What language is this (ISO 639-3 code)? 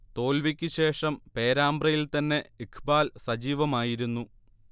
mal